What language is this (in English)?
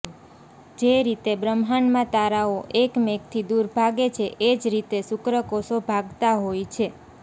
Gujarati